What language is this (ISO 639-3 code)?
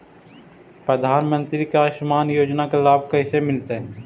mag